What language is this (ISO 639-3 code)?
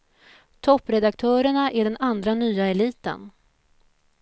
swe